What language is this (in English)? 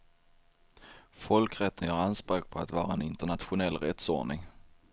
Swedish